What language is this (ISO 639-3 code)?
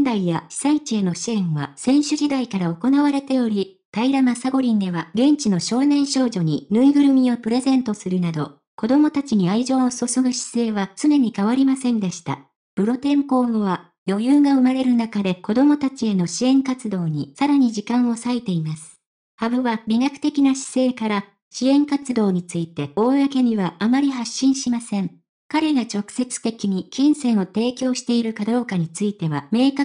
jpn